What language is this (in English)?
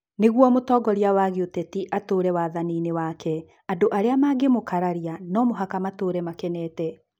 Kikuyu